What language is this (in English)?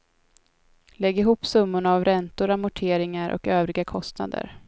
Swedish